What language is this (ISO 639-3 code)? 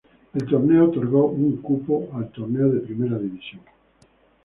spa